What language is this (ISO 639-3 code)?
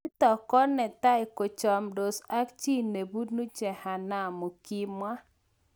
kln